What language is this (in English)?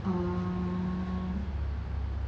English